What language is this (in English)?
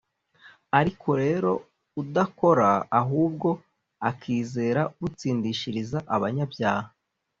Kinyarwanda